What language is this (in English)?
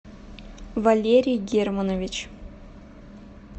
Russian